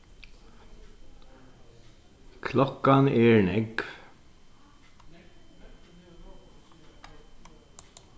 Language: Faroese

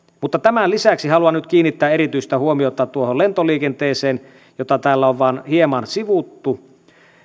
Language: Finnish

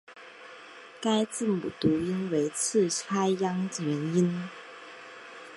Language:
Chinese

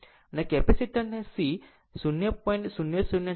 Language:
Gujarati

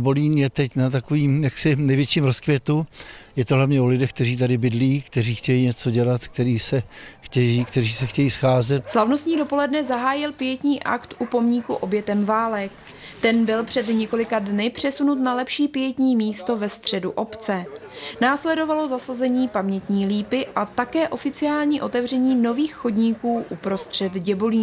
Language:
Czech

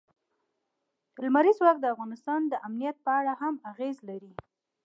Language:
Pashto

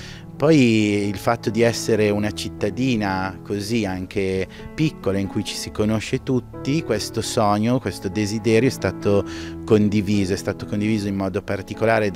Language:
Italian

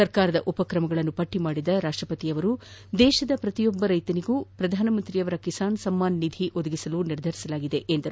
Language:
Kannada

